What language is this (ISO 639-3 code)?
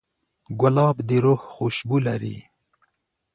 pus